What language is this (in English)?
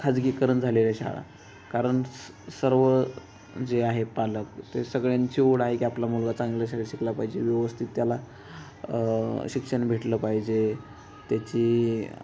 Marathi